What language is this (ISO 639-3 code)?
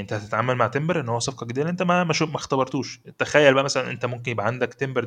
ara